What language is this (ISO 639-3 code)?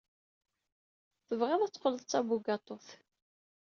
kab